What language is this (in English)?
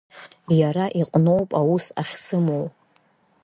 Abkhazian